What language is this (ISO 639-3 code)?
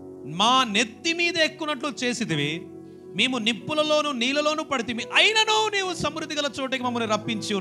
hin